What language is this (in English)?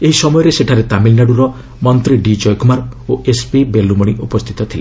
Odia